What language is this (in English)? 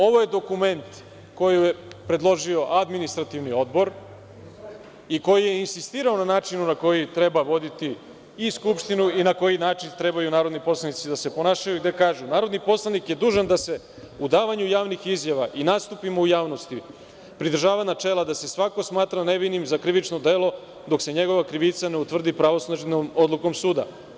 Serbian